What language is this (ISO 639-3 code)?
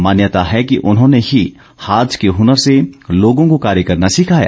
hin